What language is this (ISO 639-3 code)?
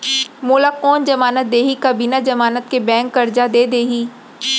hne